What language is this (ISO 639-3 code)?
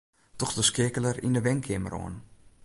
fry